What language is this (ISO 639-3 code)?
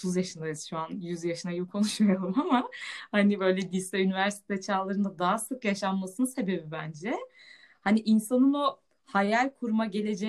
tur